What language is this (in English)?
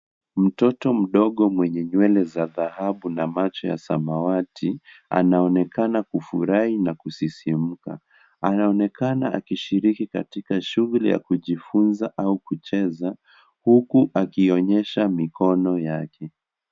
Swahili